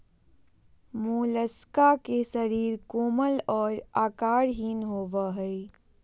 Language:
Magahi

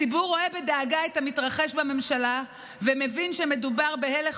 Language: Hebrew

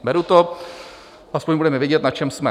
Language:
Czech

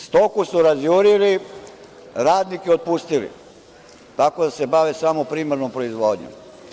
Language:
Serbian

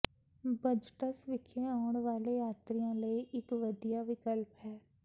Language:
Punjabi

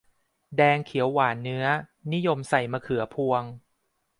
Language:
Thai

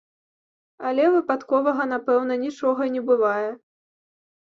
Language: Belarusian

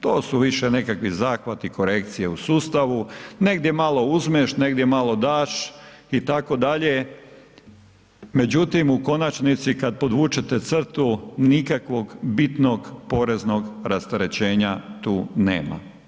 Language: Croatian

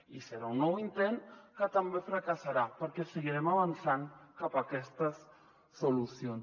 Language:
Catalan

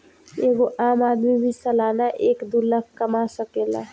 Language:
Bhojpuri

